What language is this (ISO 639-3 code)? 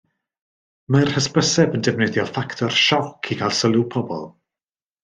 cym